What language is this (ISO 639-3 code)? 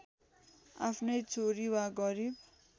nep